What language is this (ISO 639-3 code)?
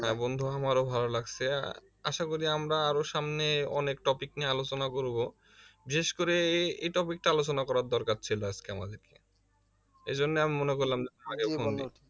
ben